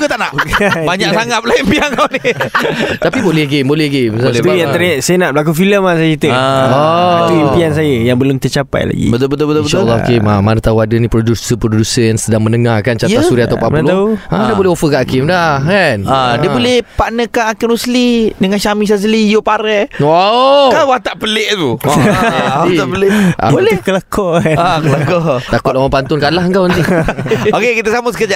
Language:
Malay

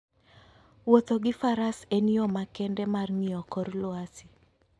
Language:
Luo (Kenya and Tanzania)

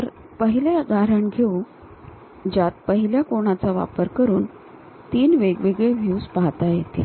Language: Marathi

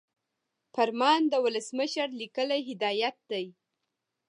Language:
Pashto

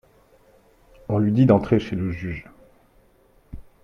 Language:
French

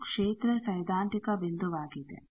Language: Kannada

